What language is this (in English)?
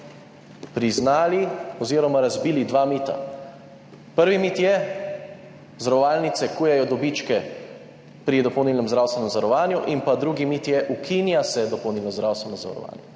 Slovenian